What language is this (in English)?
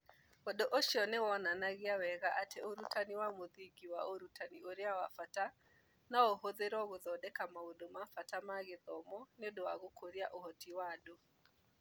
Kikuyu